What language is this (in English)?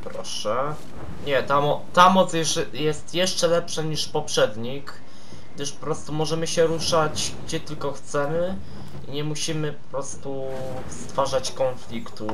Polish